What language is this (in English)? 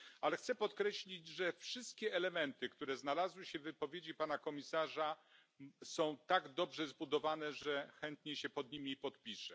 Polish